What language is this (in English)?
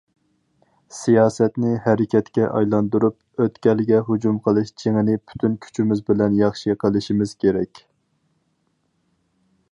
Uyghur